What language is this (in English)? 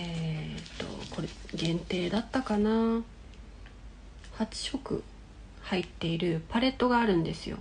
Japanese